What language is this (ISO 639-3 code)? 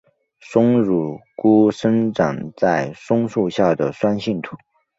zho